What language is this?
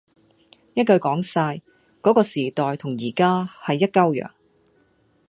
Cantonese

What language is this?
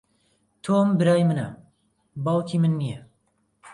Central Kurdish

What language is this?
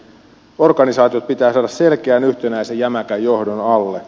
Finnish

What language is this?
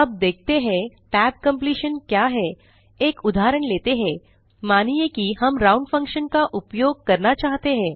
Hindi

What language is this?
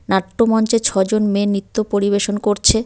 Bangla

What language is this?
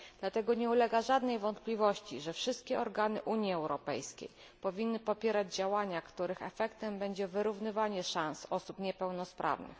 Polish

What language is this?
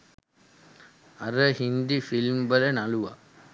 Sinhala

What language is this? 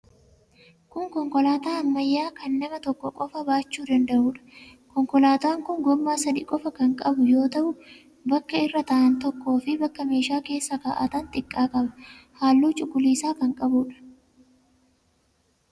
Oromo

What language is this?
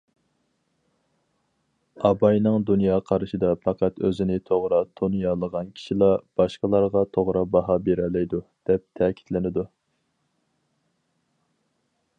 Uyghur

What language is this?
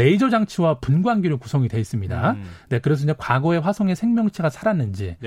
Korean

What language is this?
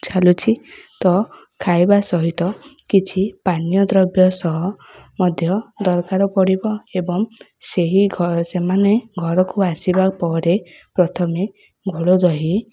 Odia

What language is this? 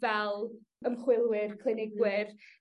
Welsh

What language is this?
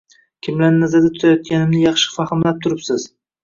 Uzbek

